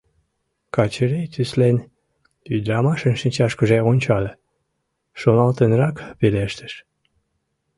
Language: Mari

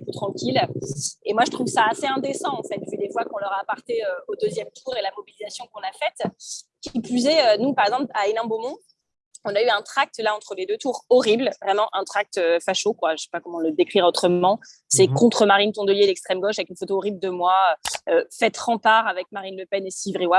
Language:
French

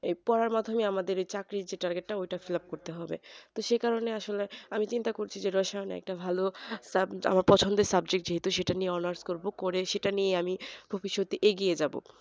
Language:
Bangla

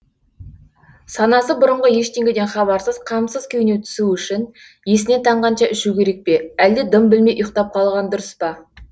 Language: Kazakh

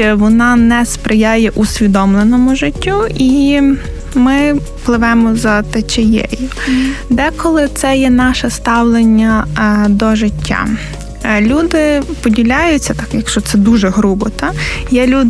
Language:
Ukrainian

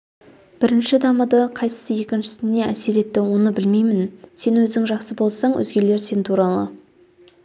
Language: Kazakh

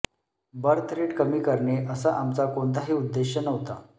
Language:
Marathi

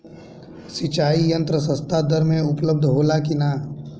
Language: Bhojpuri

